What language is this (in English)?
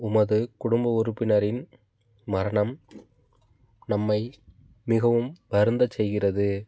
Tamil